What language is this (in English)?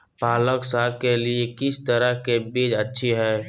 Magahi